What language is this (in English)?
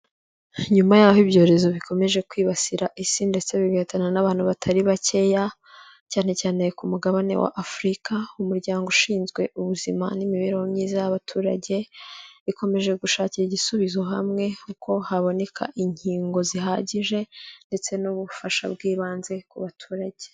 Kinyarwanda